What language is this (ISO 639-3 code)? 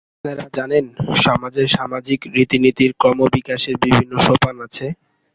ben